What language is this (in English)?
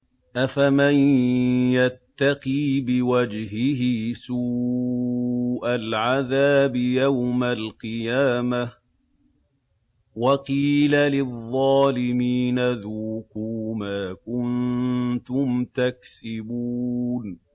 Arabic